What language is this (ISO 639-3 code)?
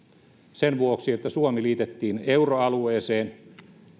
fin